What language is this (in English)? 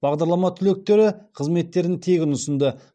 Kazakh